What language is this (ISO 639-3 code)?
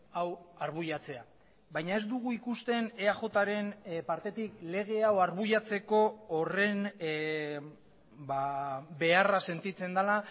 eus